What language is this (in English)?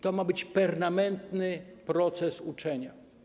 Polish